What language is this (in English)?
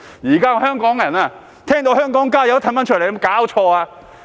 Cantonese